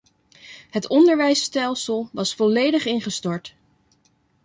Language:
Dutch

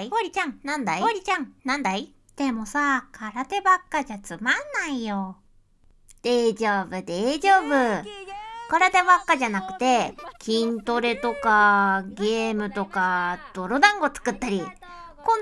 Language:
Japanese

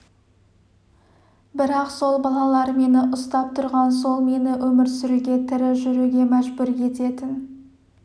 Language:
Kazakh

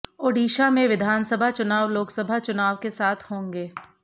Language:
Hindi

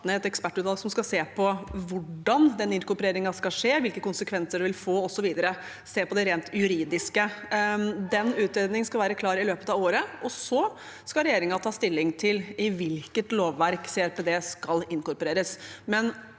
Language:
Norwegian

